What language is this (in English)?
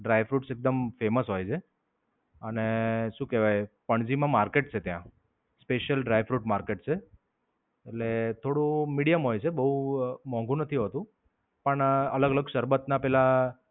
Gujarati